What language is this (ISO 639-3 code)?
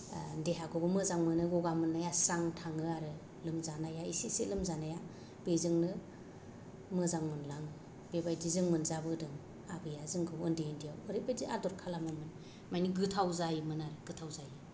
brx